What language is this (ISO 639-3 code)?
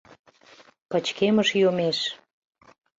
chm